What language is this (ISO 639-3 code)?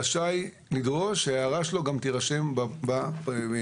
heb